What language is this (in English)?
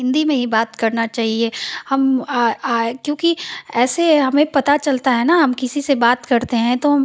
Hindi